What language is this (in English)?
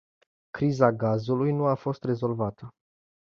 Romanian